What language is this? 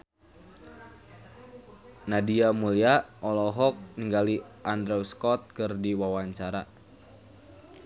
Sundanese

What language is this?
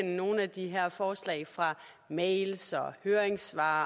Danish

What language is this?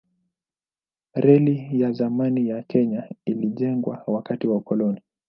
Swahili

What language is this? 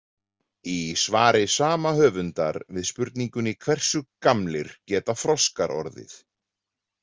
Icelandic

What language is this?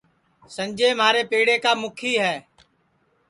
Sansi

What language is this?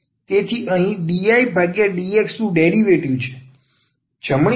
Gujarati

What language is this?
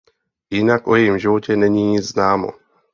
Czech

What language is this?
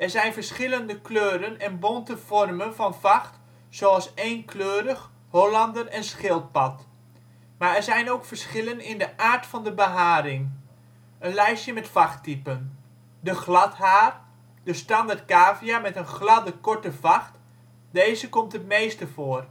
Dutch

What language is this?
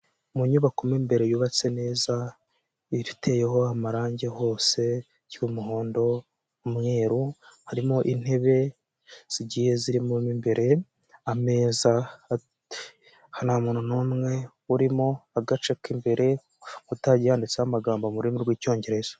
Kinyarwanda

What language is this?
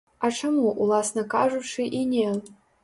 Belarusian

